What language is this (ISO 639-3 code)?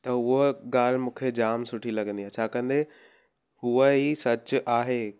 snd